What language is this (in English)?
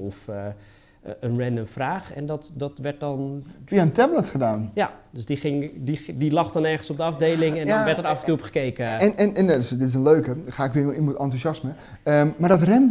Dutch